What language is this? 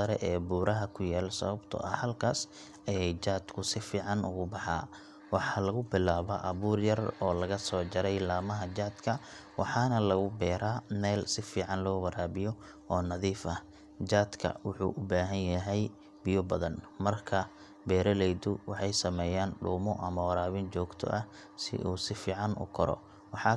Somali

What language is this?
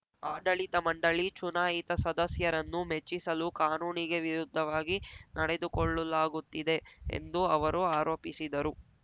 Kannada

